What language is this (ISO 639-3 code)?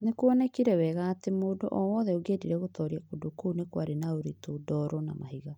kik